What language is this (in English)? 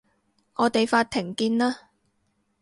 Cantonese